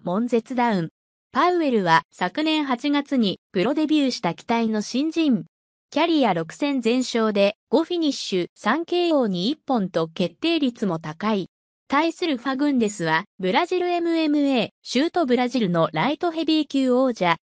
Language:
Japanese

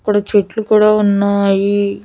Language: Telugu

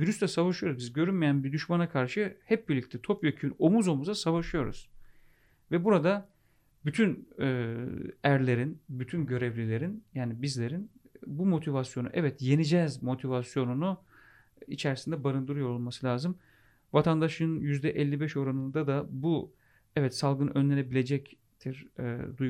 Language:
Turkish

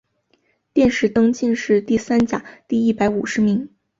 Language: Chinese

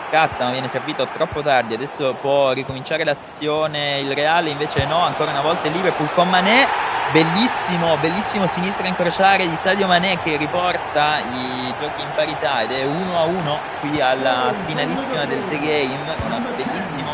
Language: Italian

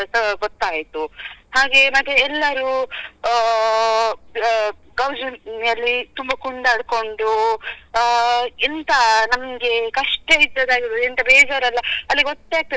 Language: Kannada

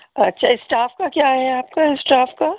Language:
Urdu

